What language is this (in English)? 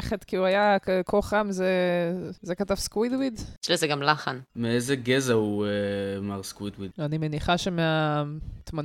Hebrew